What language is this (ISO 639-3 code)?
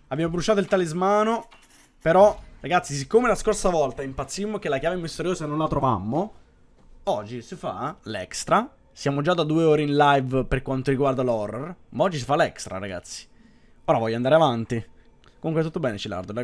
ita